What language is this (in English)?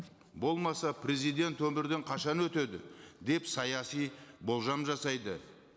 Kazakh